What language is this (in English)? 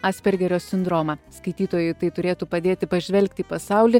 Lithuanian